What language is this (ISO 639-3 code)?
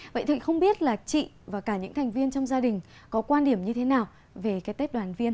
vie